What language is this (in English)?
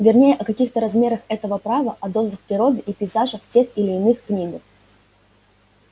Russian